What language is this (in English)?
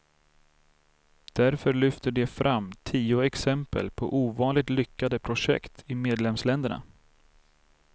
Swedish